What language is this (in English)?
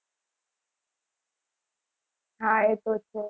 Gujarati